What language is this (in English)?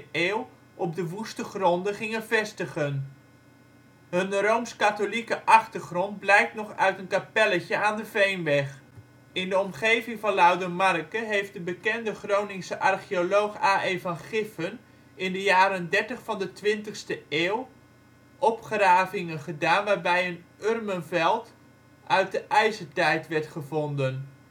Dutch